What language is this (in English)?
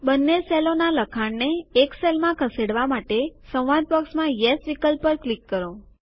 Gujarati